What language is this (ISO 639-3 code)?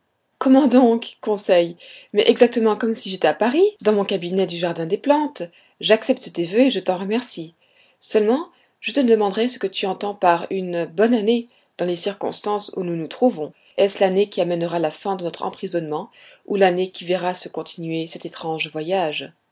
fra